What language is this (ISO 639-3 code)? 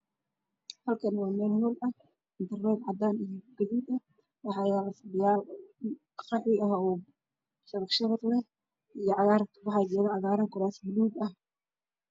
som